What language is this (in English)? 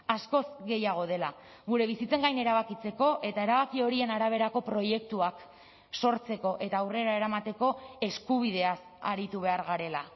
Basque